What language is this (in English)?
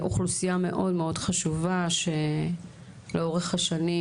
Hebrew